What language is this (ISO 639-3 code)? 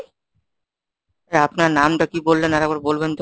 ben